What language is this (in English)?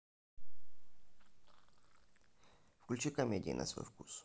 Russian